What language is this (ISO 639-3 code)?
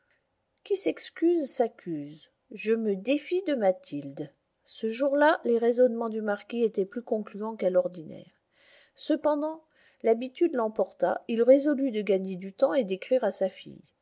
fra